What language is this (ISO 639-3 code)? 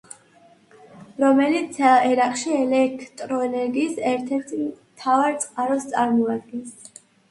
kat